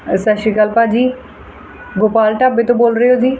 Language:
Punjabi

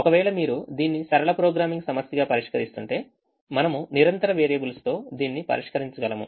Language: Telugu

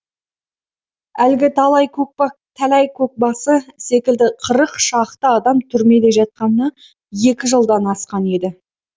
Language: Kazakh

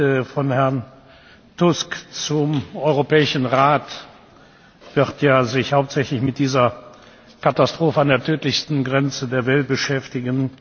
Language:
German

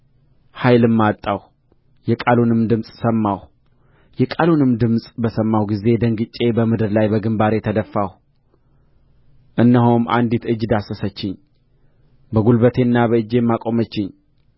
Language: Amharic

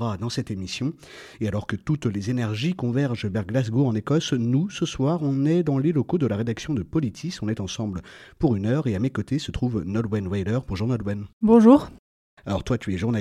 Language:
French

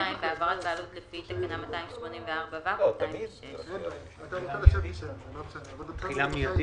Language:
Hebrew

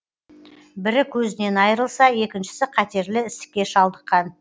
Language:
Kazakh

